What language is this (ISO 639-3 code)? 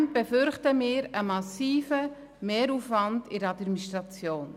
gsw